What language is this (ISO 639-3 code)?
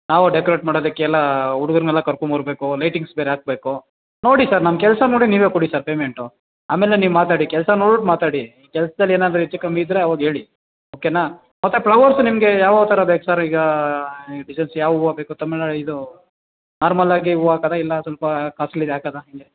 kan